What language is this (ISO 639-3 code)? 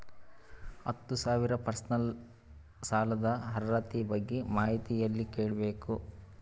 kan